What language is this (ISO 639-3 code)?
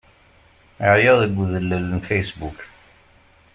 kab